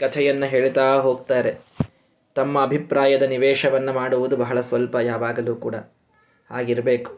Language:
Kannada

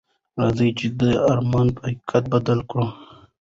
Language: Pashto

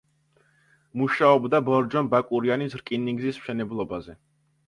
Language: Georgian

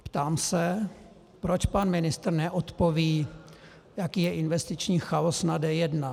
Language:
Czech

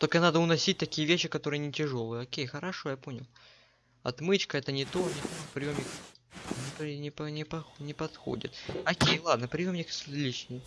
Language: Russian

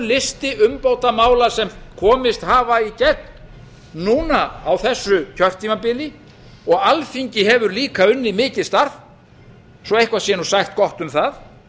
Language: Icelandic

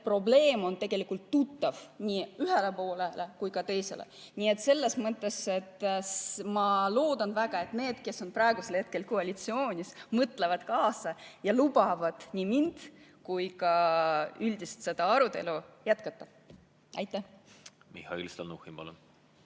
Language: Estonian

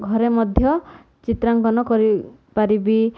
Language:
Odia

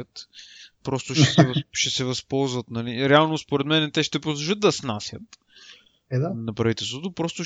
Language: Bulgarian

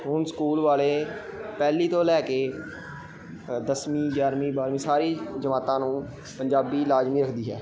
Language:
Punjabi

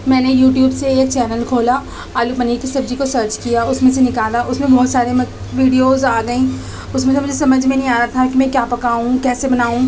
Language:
Urdu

